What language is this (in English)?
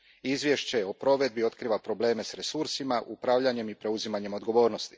Croatian